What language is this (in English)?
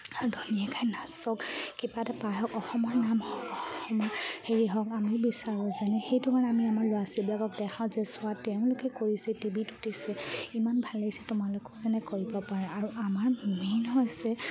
Assamese